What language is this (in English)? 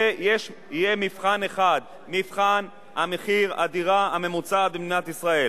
Hebrew